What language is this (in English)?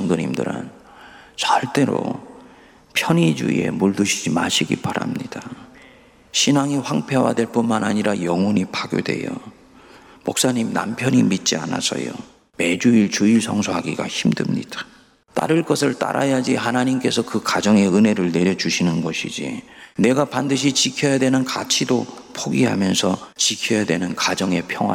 Korean